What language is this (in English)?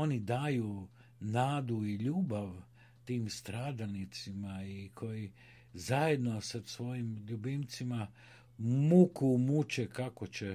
Croatian